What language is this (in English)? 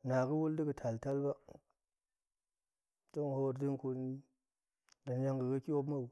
Goemai